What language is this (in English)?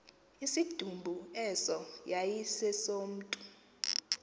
Xhosa